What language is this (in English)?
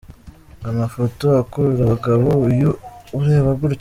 Kinyarwanda